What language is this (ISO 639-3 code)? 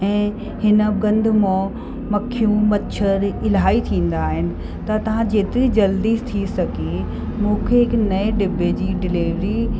snd